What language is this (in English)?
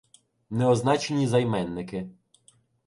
Ukrainian